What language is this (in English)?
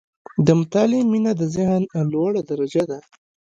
Pashto